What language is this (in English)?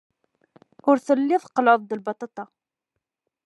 Kabyle